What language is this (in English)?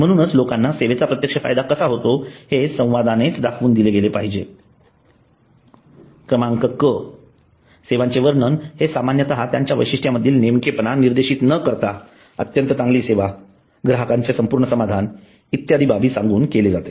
Marathi